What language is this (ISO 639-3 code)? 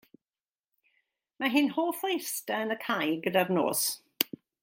cym